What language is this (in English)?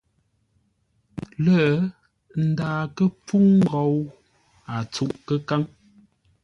Ngombale